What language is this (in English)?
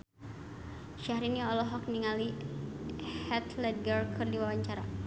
Sundanese